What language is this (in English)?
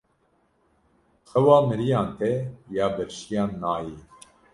Kurdish